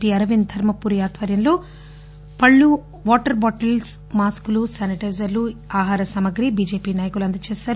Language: Telugu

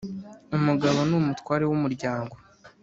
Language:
Kinyarwanda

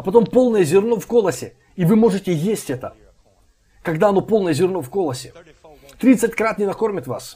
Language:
Russian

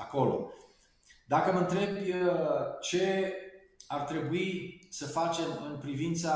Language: Romanian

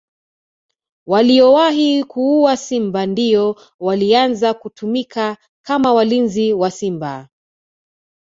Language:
Swahili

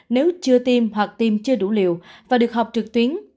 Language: Vietnamese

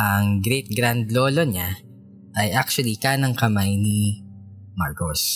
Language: Filipino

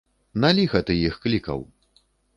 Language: Belarusian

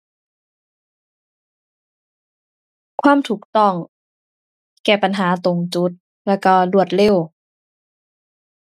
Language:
Thai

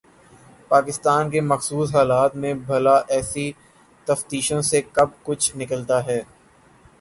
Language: Urdu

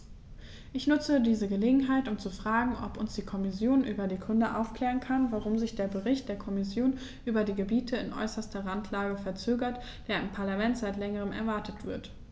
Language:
German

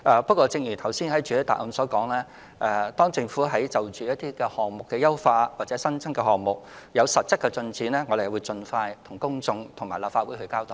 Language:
Cantonese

